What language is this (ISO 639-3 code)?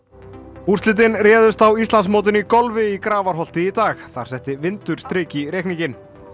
isl